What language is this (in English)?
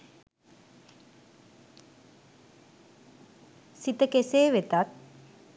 Sinhala